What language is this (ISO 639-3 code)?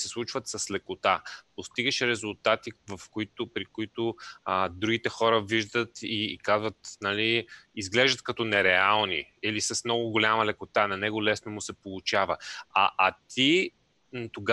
bul